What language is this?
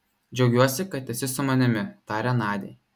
Lithuanian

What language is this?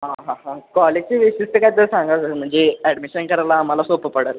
Marathi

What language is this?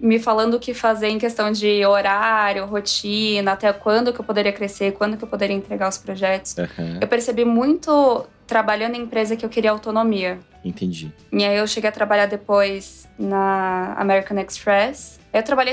Portuguese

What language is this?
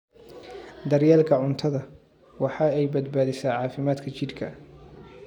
Somali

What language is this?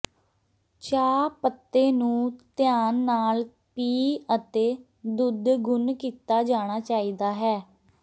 Punjabi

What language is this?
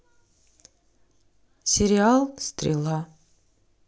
Russian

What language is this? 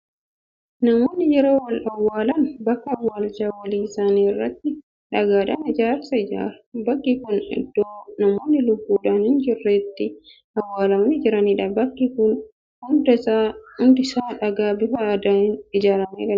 Oromo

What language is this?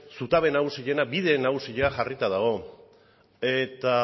Basque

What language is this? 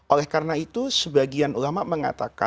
Indonesian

